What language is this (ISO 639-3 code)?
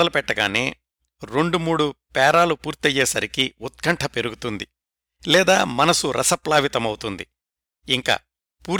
tel